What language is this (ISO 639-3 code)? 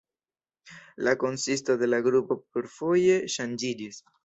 epo